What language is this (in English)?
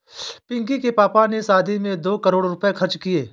Hindi